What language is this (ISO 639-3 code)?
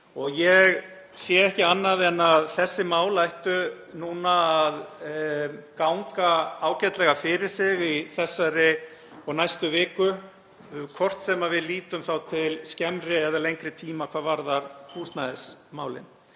isl